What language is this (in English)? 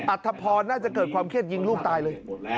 Thai